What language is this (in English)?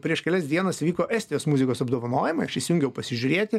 Lithuanian